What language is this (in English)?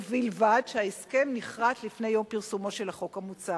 Hebrew